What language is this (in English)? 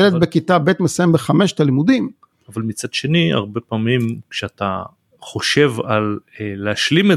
Hebrew